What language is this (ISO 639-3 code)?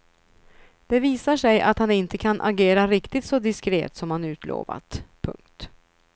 swe